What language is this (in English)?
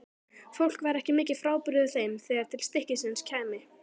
Icelandic